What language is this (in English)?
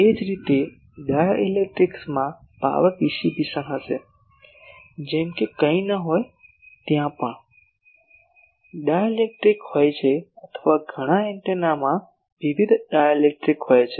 Gujarati